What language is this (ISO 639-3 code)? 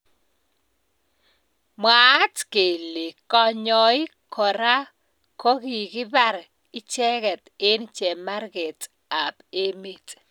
kln